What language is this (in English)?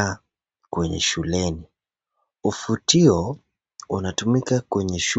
Swahili